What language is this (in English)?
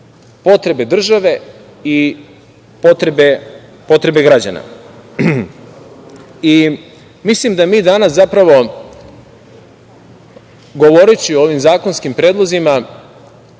Serbian